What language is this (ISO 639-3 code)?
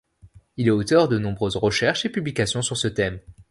fra